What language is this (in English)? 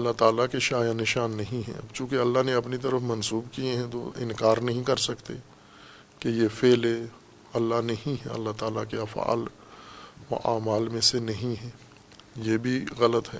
Urdu